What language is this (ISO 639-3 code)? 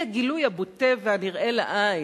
heb